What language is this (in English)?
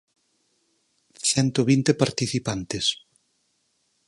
Galician